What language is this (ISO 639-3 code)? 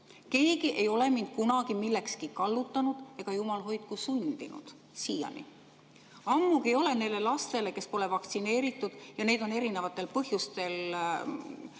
est